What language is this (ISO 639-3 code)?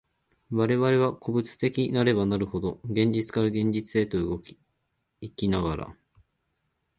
jpn